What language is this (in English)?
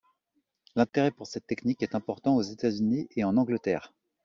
French